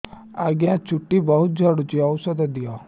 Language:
Odia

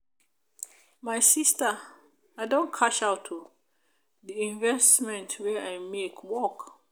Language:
Nigerian Pidgin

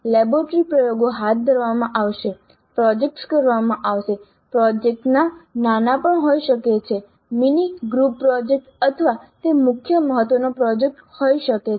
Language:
Gujarati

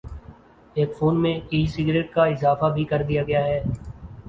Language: Urdu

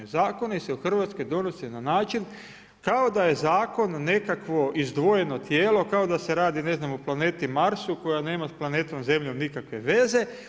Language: Croatian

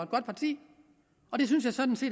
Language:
Danish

